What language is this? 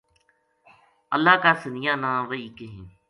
Gujari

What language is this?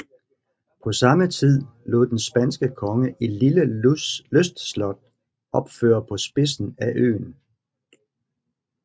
Danish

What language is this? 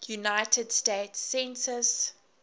English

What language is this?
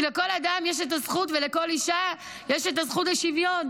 Hebrew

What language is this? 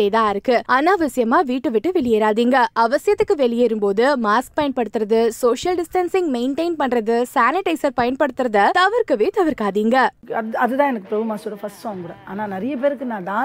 Tamil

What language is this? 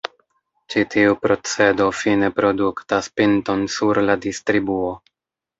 Esperanto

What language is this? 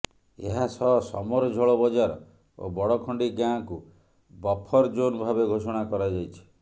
Odia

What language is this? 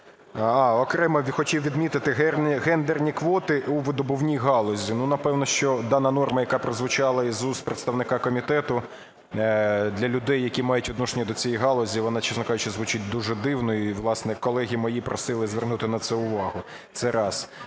Ukrainian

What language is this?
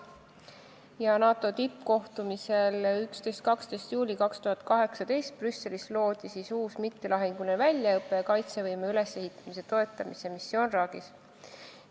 Estonian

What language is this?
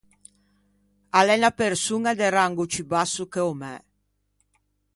Ligurian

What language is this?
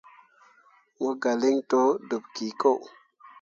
Mundang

